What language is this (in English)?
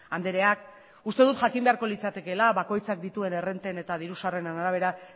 Basque